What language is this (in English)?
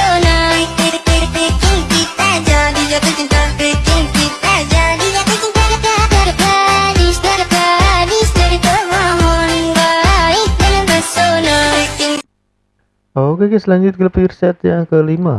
Indonesian